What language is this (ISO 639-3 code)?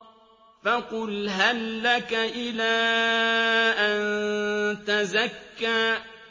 ara